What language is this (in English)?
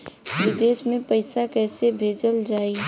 Bhojpuri